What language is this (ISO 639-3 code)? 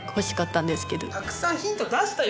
jpn